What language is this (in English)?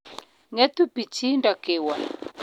Kalenjin